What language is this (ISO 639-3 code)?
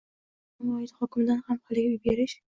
uzb